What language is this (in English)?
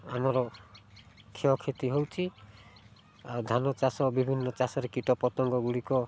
Odia